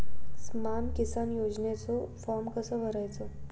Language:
Marathi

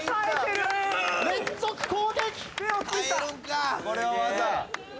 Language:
Japanese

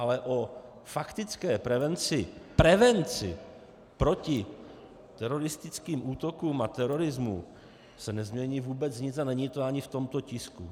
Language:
Czech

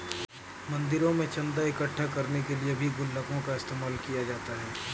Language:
Hindi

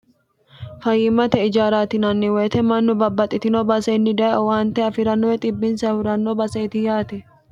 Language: Sidamo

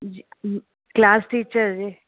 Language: Sindhi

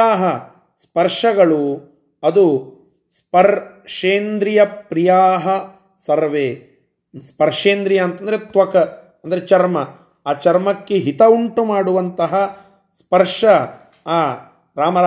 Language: Kannada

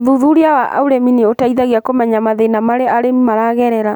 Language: Kikuyu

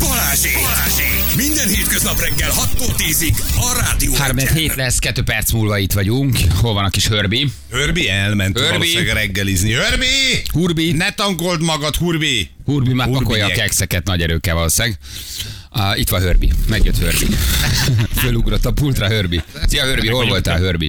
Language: Hungarian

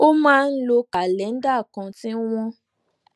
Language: Yoruba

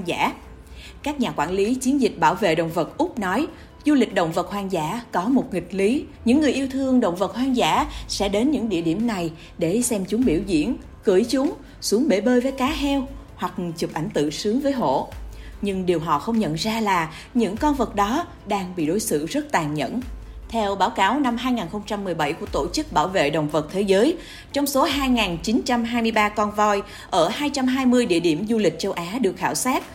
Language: Vietnamese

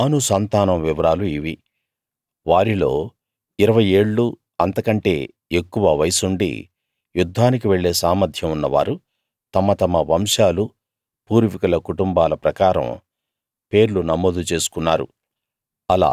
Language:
Telugu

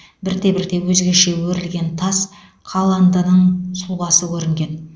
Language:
Kazakh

